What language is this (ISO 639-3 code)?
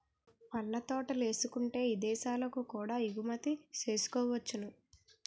tel